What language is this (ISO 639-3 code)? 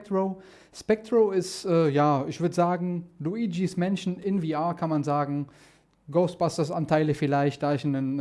deu